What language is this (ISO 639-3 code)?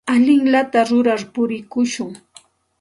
qxt